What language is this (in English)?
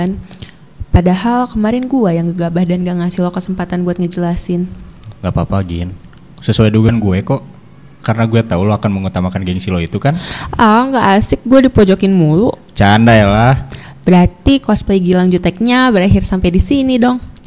Indonesian